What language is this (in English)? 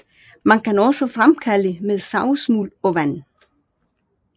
Danish